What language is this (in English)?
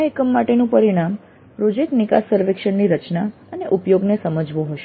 Gujarati